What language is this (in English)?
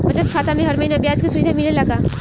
Bhojpuri